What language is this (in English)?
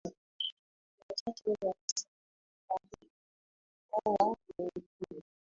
Swahili